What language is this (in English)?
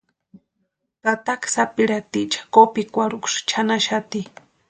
Western Highland Purepecha